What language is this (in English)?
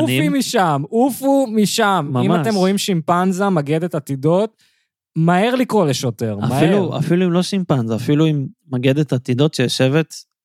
Hebrew